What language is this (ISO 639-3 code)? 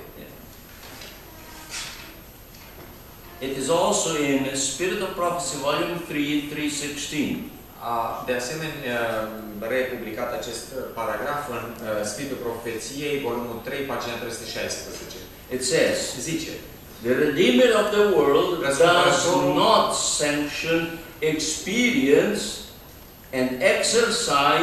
ron